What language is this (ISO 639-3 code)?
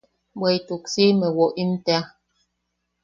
yaq